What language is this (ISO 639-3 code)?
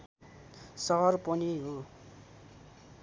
nep